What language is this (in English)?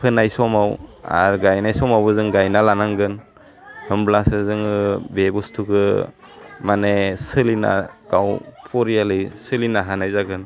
Bodo